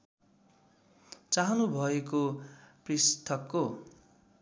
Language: Nepali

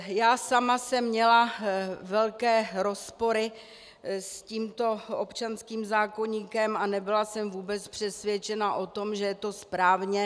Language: Czech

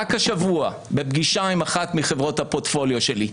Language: Hebrew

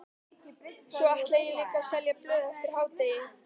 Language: Icelandic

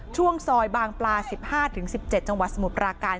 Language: Thai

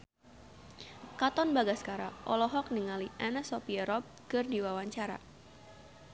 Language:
Sundanese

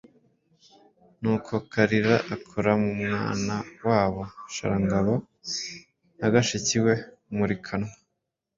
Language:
Kinyarwanda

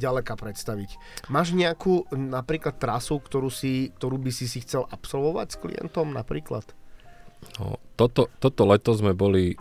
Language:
Slovak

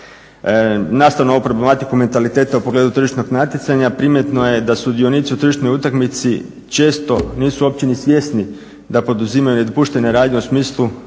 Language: Croatian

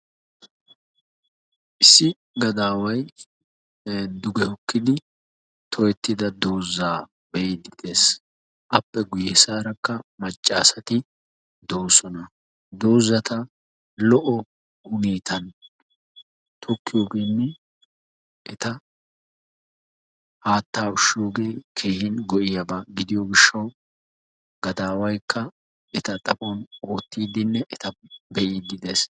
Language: Wolaytta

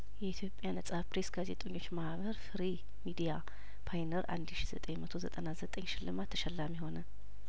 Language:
Amharic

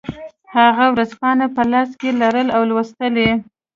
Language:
Pashto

